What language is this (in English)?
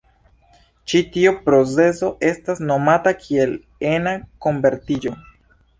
Esperanto